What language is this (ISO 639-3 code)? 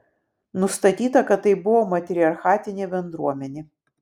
lit